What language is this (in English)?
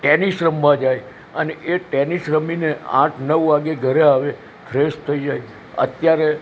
Gujarati